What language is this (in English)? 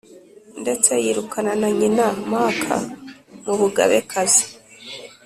Kinyarwanda